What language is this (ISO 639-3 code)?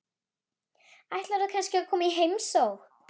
isl